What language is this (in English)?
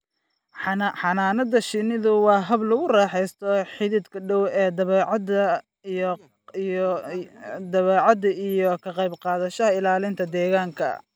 Somali